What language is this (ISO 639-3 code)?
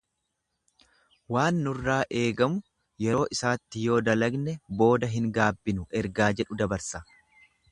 orm